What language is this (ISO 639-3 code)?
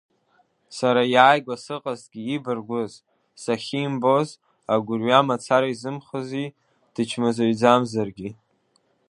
abk